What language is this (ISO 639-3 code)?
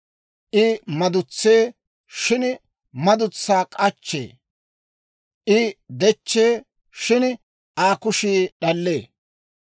dwr